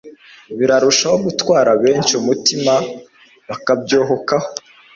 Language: Kinyarwanda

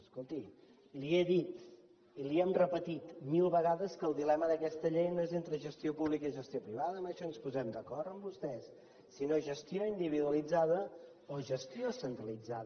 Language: Catalan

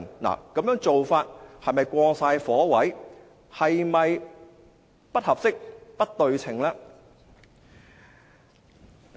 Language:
Cantonese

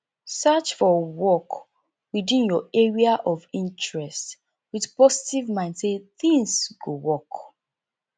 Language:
Nigerian Pidgin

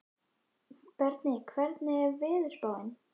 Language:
Icelandic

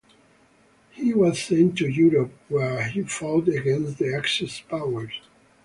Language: English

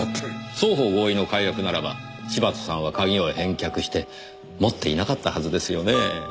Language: Japanese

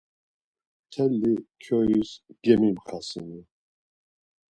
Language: Laz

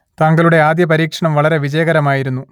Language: Malayalam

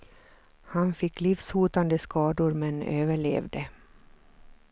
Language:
Swedish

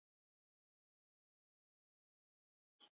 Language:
Uzbek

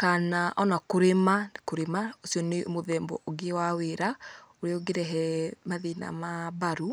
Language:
Kikuyu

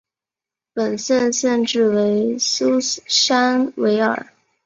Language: Chinese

